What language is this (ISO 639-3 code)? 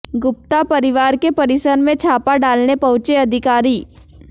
hin